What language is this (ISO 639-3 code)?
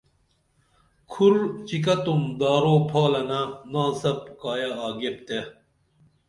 dml